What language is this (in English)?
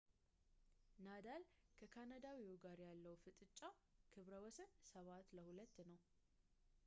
Amharic